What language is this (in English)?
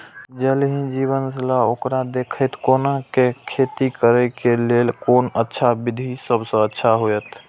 Maithili